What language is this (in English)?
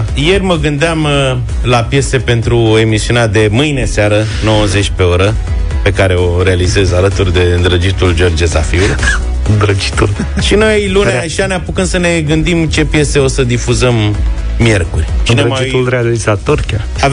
Romanian